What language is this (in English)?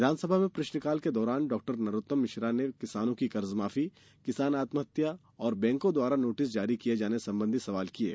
Hindi